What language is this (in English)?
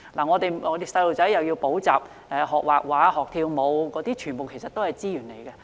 Cantonese